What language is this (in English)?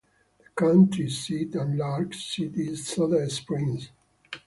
English